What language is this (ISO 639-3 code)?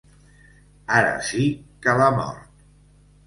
cat